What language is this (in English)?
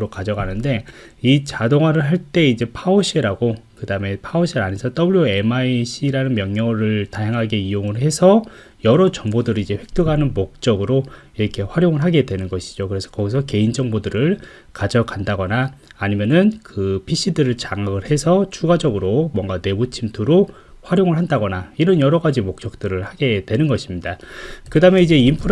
Korean